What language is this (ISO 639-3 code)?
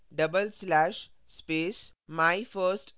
hin